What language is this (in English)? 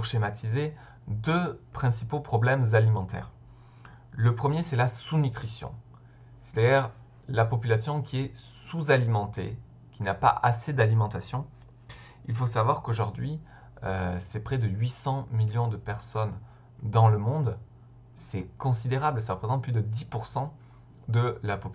French